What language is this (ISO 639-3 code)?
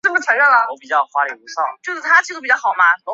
zho